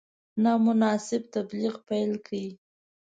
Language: Pashto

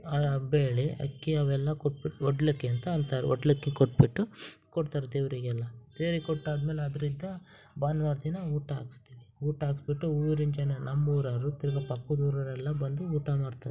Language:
Kannada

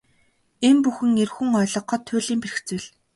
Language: Mongolian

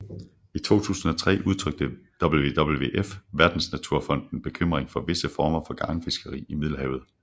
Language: Danish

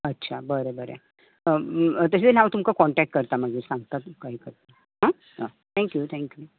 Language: Konkani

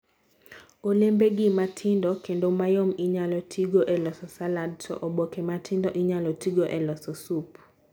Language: Luo (Kenya and Tanzania)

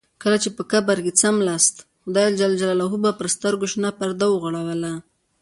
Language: Pashto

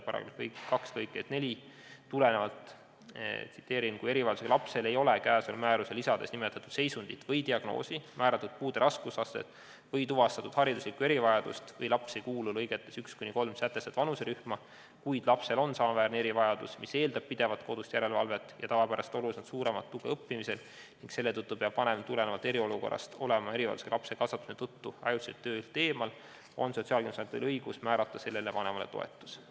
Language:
Estonian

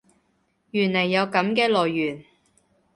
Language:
Cantonese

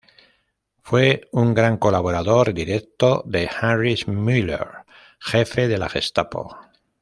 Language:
Spanish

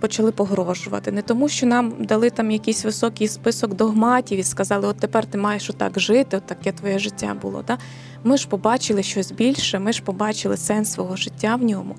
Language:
Ukrainian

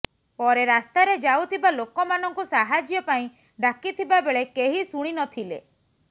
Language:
Odia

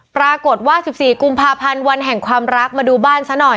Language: Thai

